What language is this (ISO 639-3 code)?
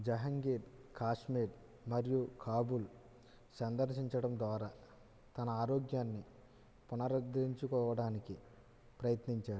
tel